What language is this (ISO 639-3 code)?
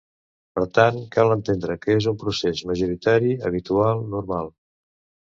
cat